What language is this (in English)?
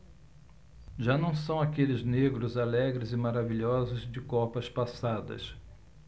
Portuguese